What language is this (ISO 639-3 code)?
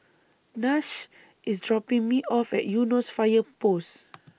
eng